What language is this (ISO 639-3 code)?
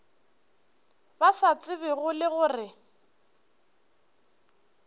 nso